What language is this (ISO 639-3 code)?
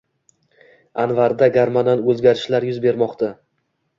uzb